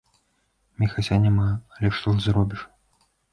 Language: Belarusian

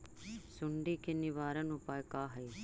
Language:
Magahi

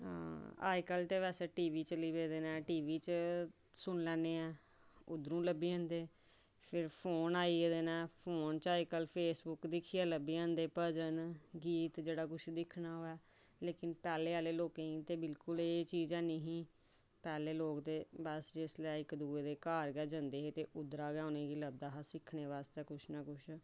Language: Dogri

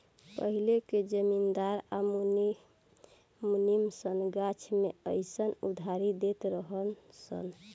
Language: Bhojpuri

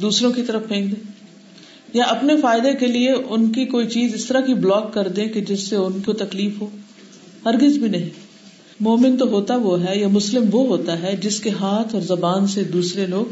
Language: Urdu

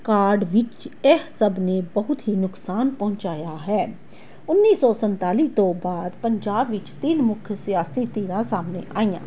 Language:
Punjabi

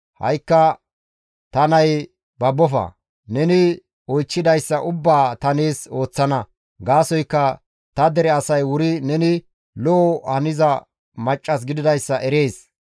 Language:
Gamo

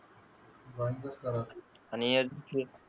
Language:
Marathi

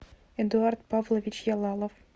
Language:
Russian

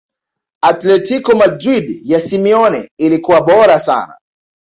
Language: Swahili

